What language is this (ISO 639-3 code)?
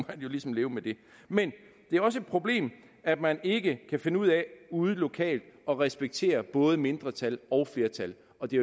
dan